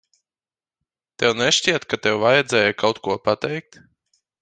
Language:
Latvian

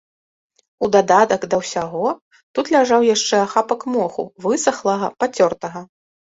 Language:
Belarusian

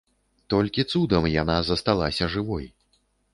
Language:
Belarusian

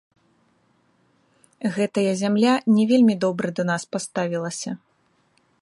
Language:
Belarusian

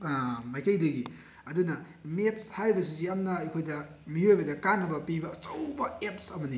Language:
Manipuri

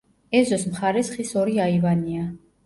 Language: Georgian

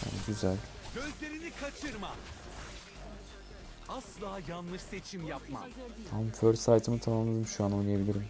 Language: Turkish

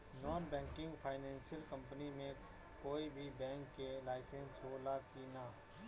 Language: Bhojpuri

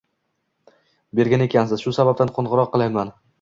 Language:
Uzbek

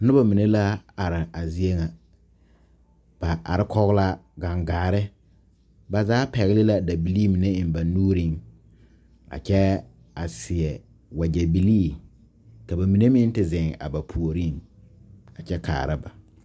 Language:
Southern Dagaare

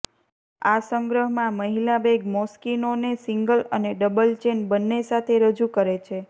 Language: Gujarati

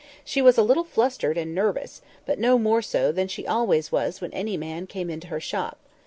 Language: English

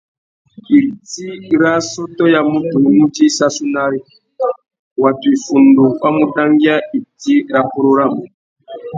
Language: Tuki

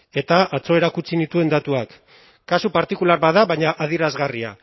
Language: Basque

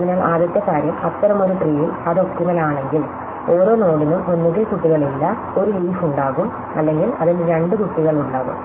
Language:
Malayalam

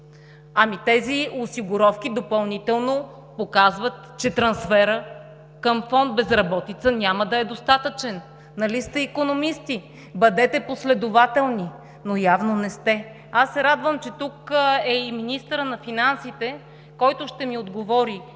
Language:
Bulgarian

